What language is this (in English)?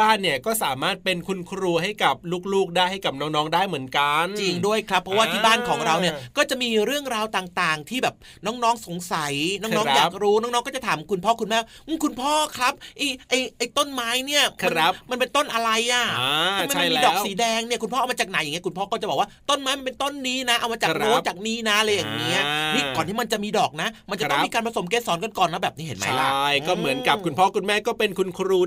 Thai